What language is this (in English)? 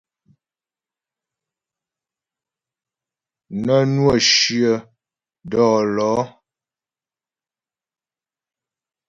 Ghomala